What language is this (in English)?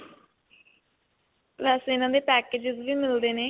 Punjabi